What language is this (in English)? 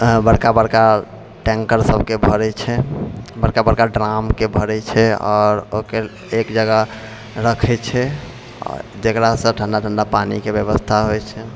Maithili